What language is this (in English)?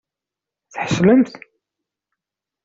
Kabyle